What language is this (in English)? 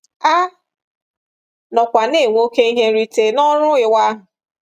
Igbo